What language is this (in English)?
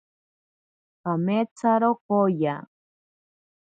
Ashéninka Perené